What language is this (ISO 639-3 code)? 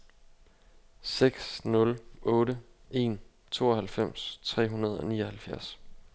dan